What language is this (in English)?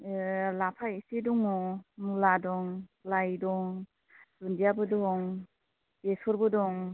Bodo